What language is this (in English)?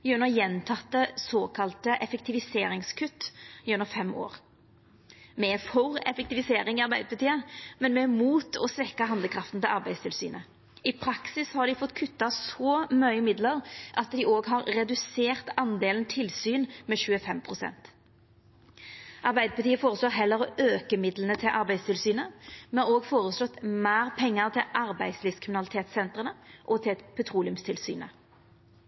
Norwegian Nynorsk